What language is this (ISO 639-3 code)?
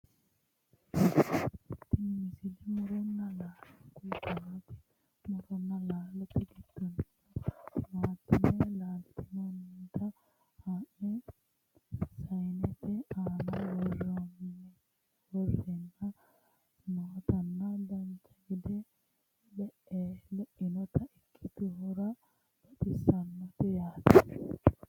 sid